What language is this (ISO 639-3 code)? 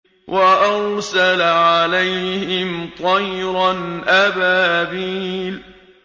ara